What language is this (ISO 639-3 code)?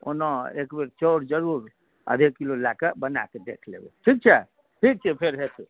mai